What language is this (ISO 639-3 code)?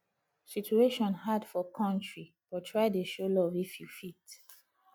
pcm